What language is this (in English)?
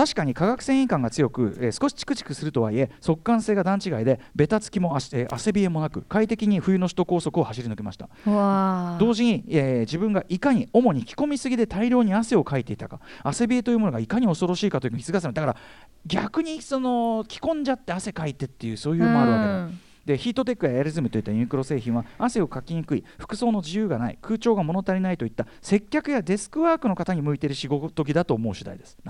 Japanese